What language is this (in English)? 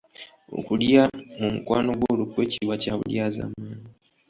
Ganda